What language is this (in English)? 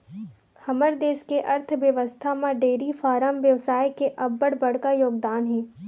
Chhattisgarhi